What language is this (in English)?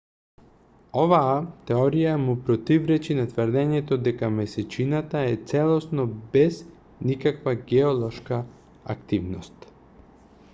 Macedonian